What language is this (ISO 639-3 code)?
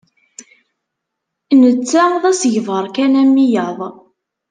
kab